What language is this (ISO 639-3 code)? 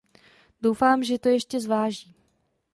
ces